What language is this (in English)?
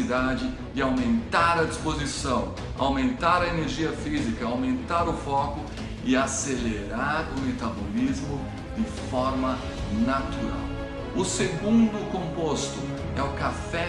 Portuguese